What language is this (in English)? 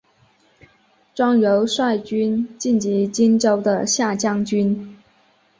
Chinese